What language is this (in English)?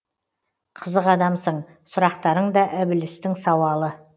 Kazakh